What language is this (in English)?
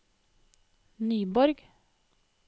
Norwegian